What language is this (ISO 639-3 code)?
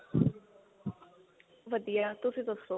pan